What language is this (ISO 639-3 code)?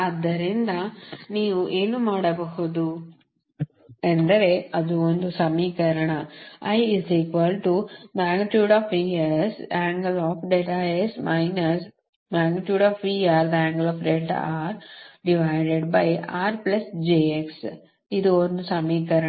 kan